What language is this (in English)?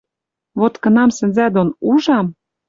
Western Mari